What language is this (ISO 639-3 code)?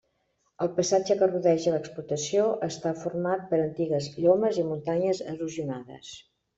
cat